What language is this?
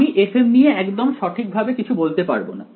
Bangla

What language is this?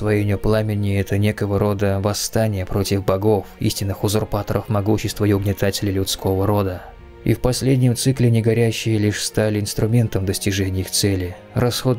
Russian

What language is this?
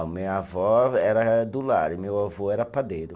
Portuguese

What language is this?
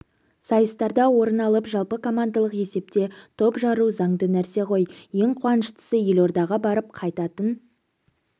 Kazakh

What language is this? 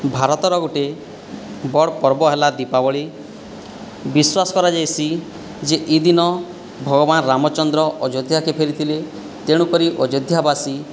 Odia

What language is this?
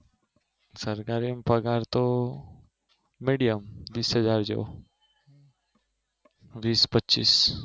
Gujarati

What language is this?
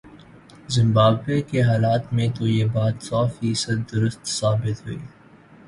Urdu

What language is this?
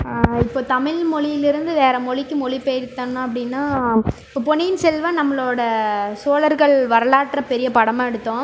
Tamil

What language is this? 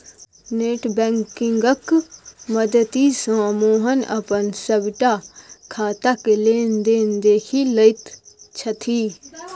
Maithili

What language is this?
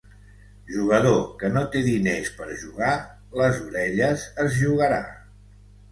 Catalan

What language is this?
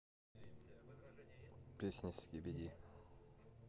Russian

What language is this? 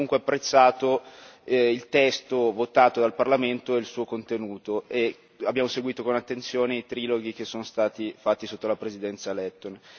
Italian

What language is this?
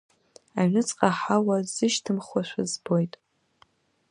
Abkhazian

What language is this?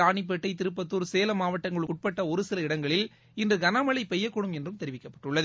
Tamil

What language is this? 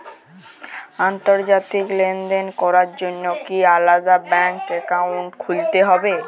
Bangla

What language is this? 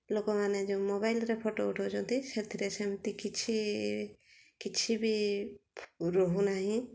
Odia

